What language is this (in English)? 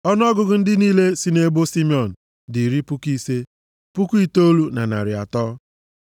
Igbo